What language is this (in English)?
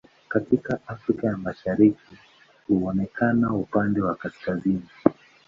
Swahili